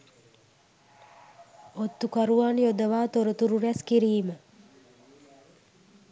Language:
Sinhala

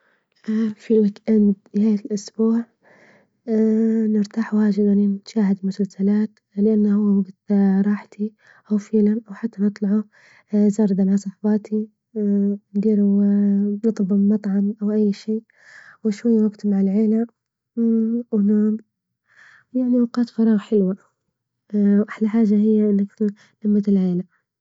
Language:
Libyan Arabic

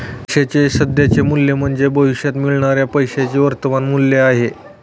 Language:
Marathi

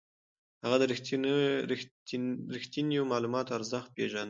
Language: Pashto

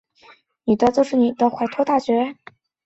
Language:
Chinese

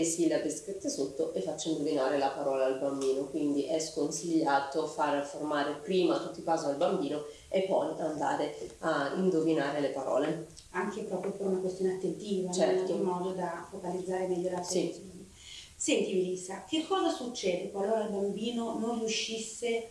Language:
Italian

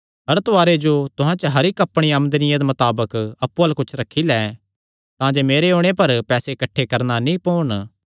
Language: Kangri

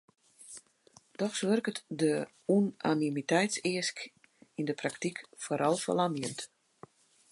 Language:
Western Frisian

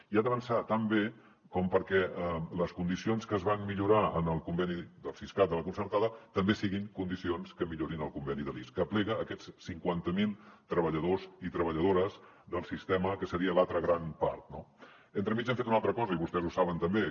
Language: Catalan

